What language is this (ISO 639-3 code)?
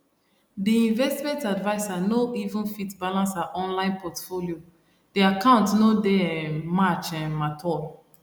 pcm